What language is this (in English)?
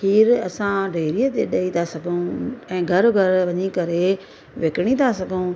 Sindhi